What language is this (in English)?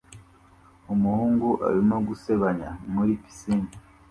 Kinyarwanda